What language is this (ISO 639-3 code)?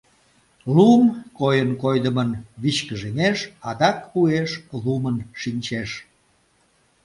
chm